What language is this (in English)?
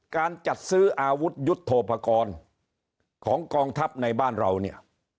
Thai